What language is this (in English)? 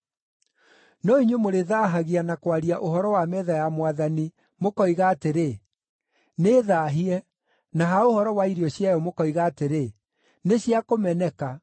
Kikuyu